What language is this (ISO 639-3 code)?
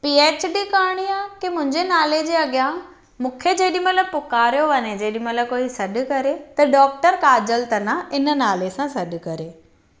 snd